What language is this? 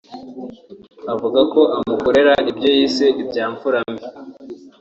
Kinyarwanda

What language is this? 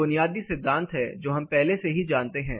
Hindi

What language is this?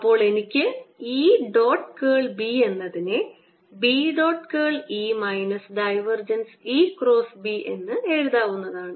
Malayalam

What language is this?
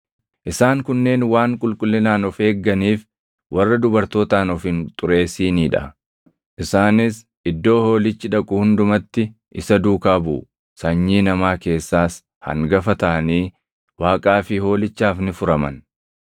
Oromo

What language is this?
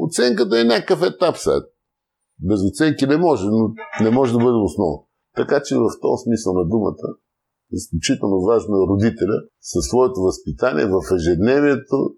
Bulgarian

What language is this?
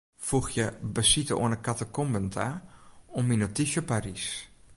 Western Frisian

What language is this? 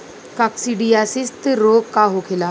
Bhojpuri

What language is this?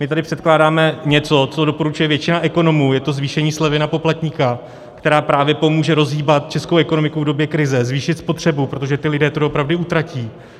Czech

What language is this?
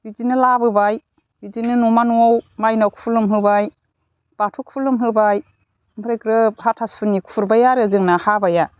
Bodo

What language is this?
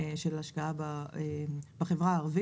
Hebrew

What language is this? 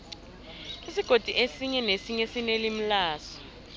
South Ndebele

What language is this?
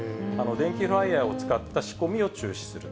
Japanese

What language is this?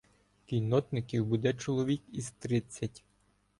Ukrainian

